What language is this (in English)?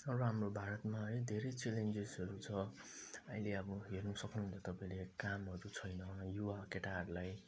Nepali